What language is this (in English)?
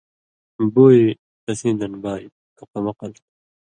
Indus Kohistani